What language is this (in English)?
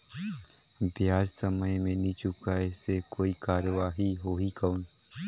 Chhattisgarhi